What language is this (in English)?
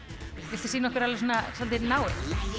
Icelandic